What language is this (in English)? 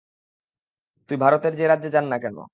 Bangla